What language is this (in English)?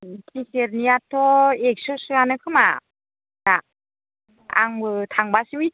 Bodo